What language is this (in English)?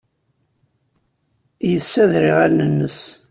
Kabyle